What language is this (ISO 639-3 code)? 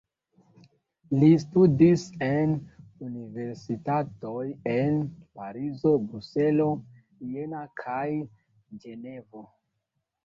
epo